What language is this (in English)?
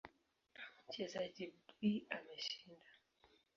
Swahili